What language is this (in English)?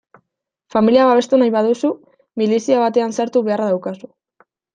Basque